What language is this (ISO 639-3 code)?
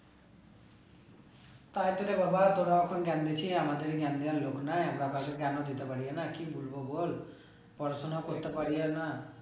ben